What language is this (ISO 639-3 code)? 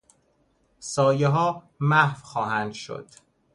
fas